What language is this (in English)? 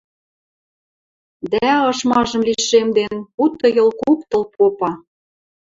Western Mari